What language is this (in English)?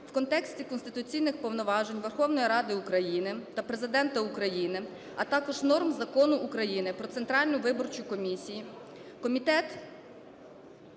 Ukrainian